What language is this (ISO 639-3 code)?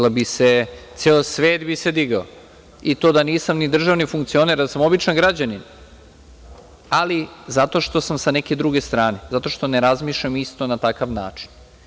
srp